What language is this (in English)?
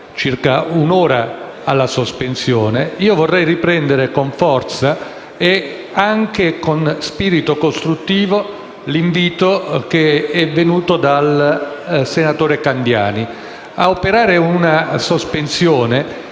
Italian